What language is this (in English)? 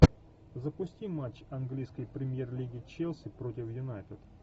Russian